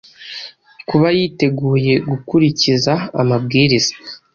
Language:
Kinyarwanda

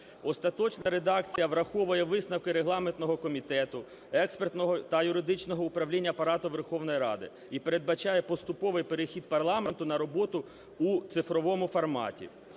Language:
Ukrainian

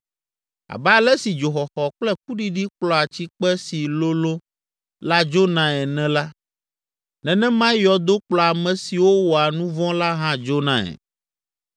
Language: Ewe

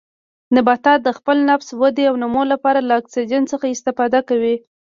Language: Pashto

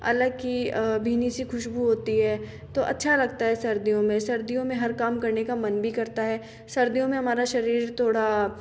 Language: Hindi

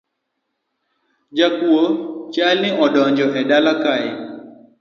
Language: Luo (Kenya and Tanzania)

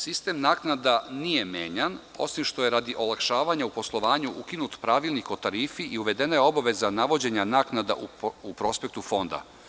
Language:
Serbian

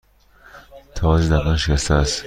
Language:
Persian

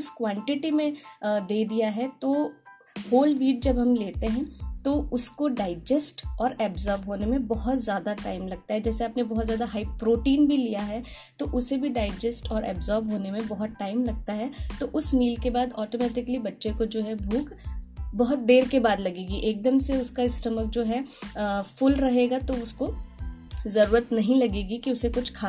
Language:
Hindi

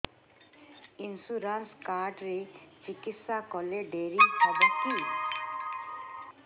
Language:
Odia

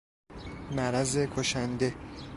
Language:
Persian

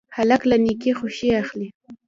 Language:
Pashto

